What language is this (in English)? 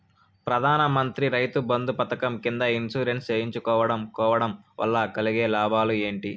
Telugu